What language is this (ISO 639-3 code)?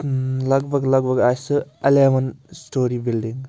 kas